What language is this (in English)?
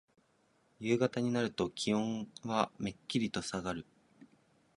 Japanese